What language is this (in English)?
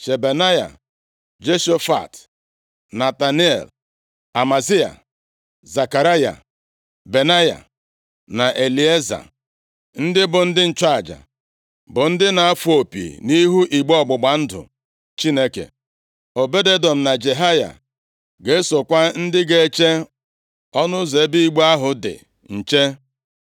Igbo